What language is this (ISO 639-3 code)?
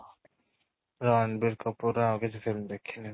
ori